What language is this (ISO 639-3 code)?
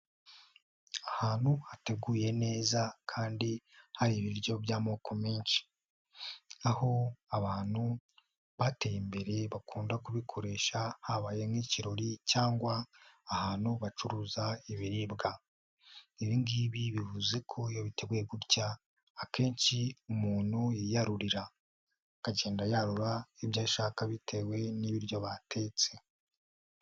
kin